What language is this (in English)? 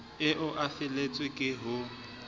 Southern Sotho